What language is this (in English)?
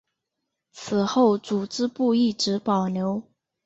Chinese